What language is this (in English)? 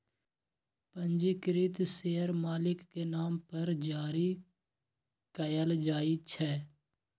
Magahi